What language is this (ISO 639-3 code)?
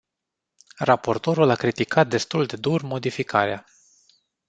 ron